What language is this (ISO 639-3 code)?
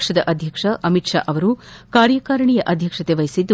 kan